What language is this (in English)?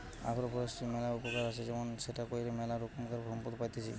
Bangla